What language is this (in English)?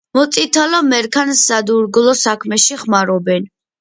Georgian